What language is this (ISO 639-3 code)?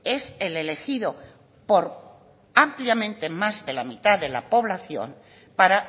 spa